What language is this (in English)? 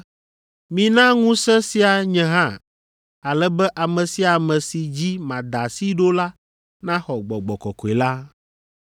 Ewe